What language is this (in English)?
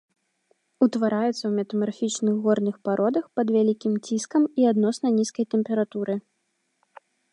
Belarusian